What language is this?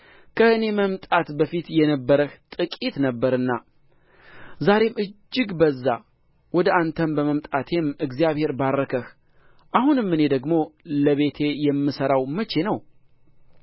Amharic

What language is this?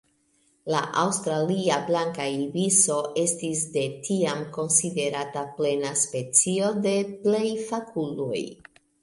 Esperanto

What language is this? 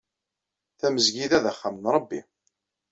Kabyle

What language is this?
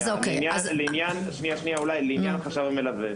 Hebrew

